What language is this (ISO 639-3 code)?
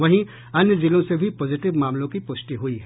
hin